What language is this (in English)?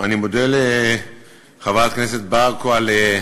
Hebrew